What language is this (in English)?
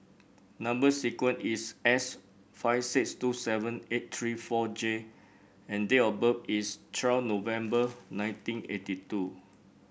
English